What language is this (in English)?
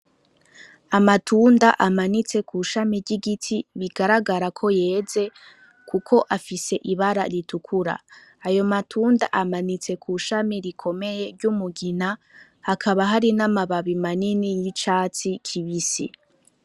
Rundi